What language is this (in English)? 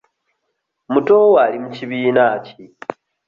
Ganda